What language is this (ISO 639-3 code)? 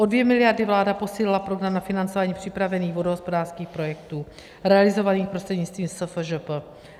ces